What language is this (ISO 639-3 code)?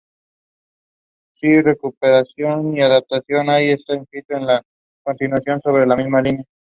spa